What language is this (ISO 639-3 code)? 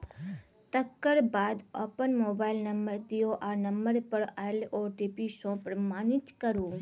mai